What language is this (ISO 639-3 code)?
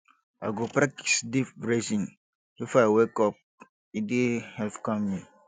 pcm